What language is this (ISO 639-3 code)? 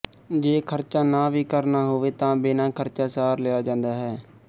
pan